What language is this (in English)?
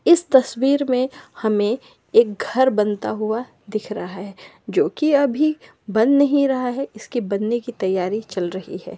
Magahi